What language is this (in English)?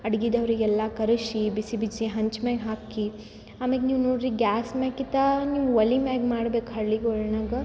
Kannada